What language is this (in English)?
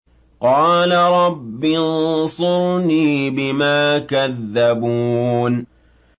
Arabic